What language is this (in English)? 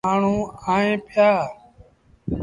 Sindhi Bhil